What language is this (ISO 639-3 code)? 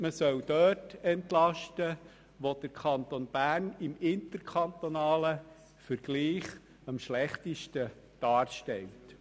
gsw